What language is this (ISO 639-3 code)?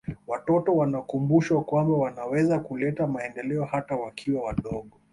swa